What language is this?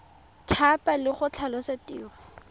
Tswana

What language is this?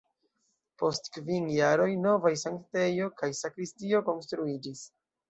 Esperanto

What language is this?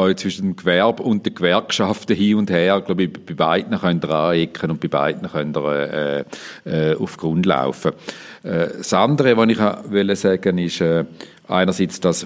German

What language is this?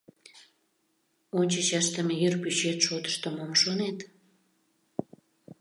Mari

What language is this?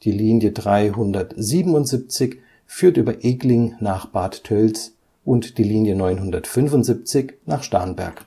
German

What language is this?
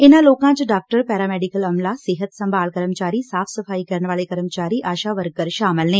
Punjabi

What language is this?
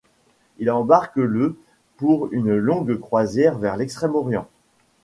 French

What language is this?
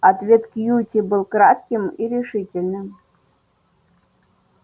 Russian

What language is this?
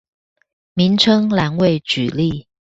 Chinese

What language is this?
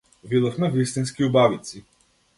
Macedonian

